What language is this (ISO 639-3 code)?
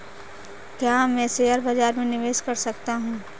hin